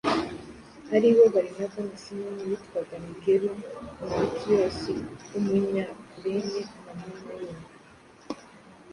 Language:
Kinyarwanda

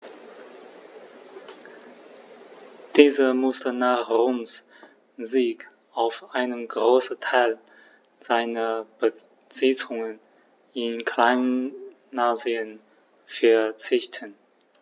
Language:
German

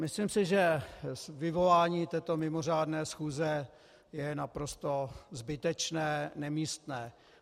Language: Czech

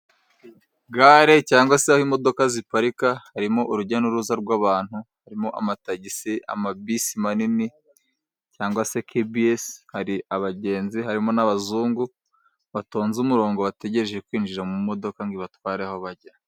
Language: Kinyarwanda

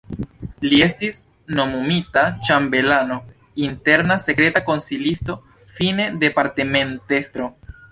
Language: Esperanto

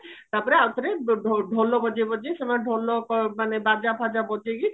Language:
Odia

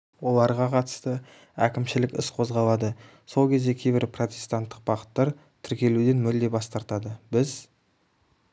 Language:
Kazakh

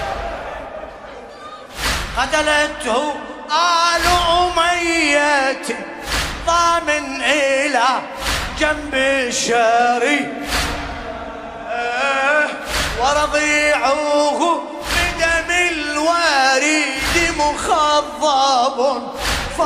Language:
Arabic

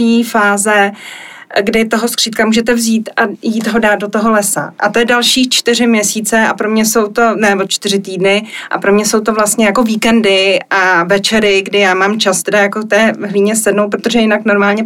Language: Czech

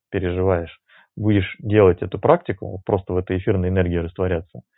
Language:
Russian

